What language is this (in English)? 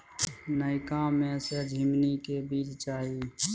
Maithili